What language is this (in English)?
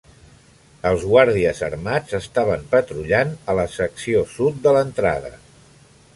Catalan